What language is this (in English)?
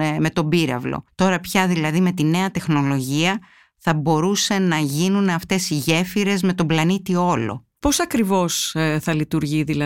Greek